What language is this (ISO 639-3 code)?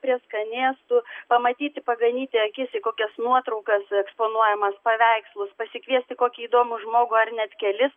lit